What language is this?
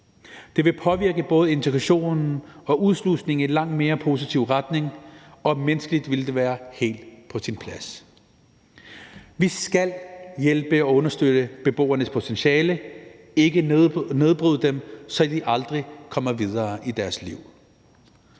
Danish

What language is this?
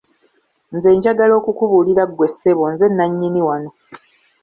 Ganda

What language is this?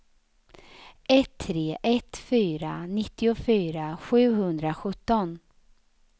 Swedish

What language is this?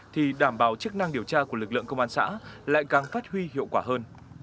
Vietnamese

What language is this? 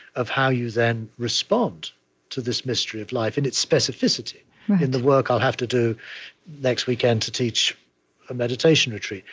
English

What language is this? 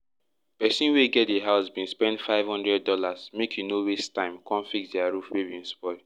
Nigerian Pidgin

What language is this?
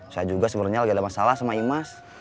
Indonesian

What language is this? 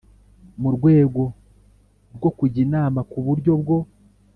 Kinyarwanda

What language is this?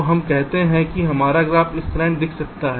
Hindi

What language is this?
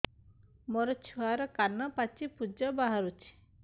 Odia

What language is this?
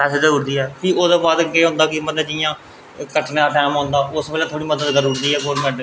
Dogri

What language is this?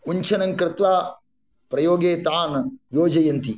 Sanskrit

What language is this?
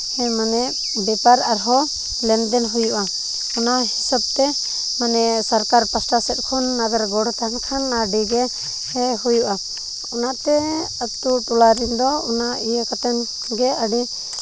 Santali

